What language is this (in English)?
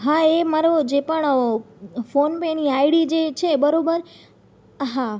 Gujarati